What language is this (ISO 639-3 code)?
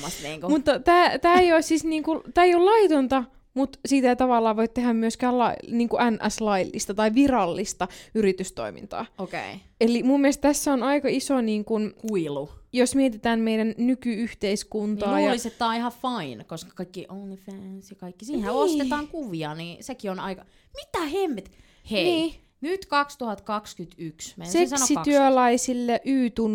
fin